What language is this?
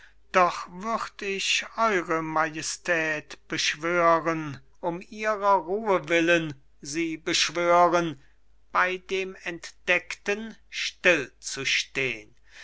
German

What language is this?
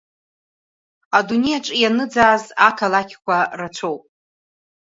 Abkhazian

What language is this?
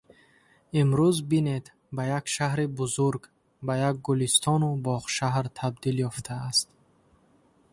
Tajik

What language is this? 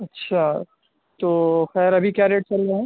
Urdu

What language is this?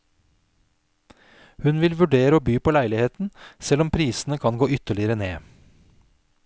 Norwegian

